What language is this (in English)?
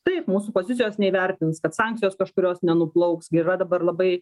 Lithuanian